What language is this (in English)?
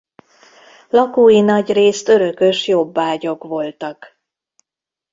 Hungarian